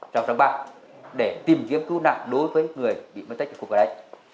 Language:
Vietnamese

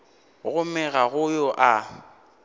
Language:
Northern Sotho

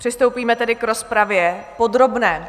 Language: Czech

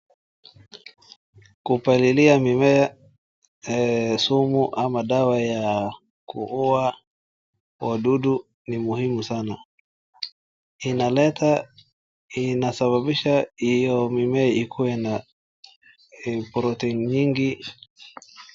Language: Swahili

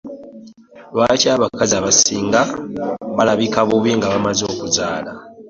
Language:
Ganda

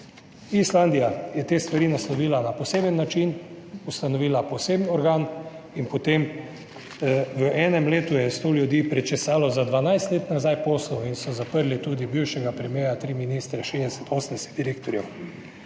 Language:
Slovenian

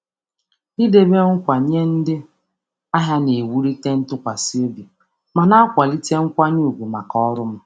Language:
Igbo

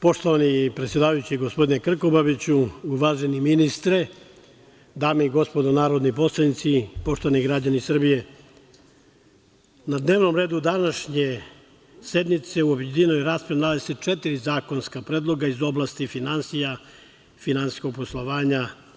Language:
Serbian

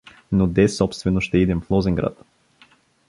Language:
Bulgarian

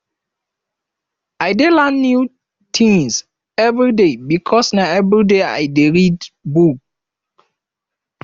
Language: Nigerian Pidgin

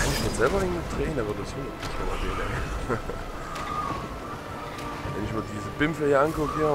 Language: German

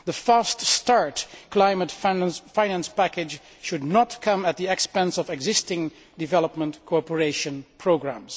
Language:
English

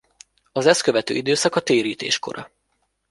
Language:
Hungarian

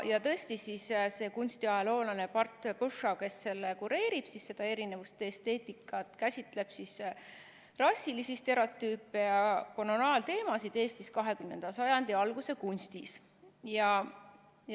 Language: Estonian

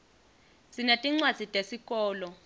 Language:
Swati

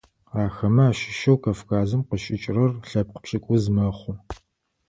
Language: Adyghe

